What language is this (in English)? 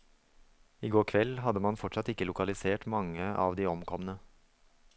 Norwegian